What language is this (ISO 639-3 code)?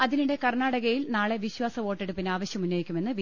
mal